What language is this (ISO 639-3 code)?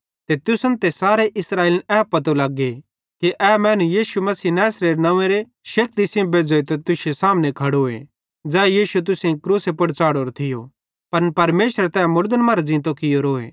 bhd